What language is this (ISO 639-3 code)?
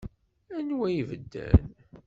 kab